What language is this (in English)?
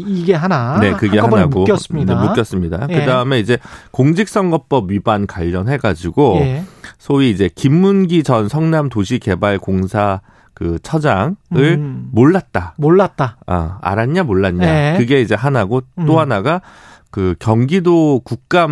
Korean